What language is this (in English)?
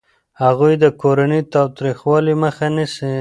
Pashto